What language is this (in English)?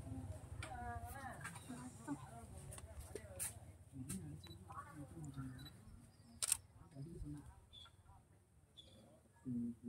Tamil